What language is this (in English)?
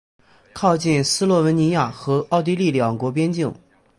Chinese